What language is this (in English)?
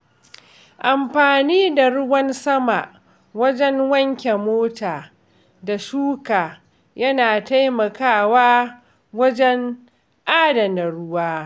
Hausa